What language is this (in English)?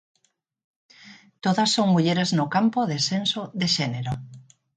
Galician